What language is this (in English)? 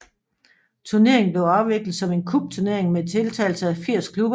Danish